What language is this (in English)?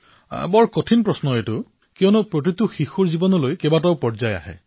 Assamese